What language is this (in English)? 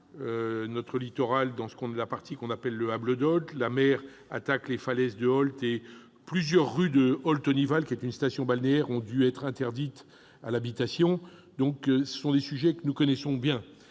French